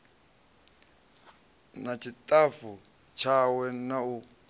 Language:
Venda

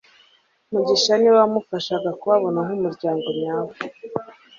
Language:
Kinyarwanda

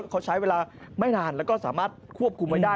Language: Thai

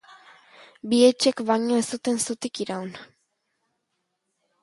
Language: Basque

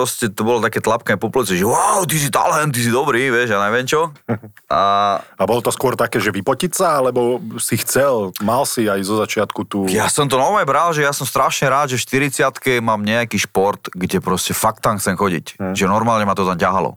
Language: Slovak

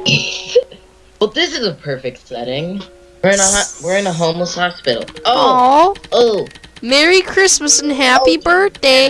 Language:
English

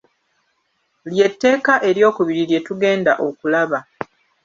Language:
Ganda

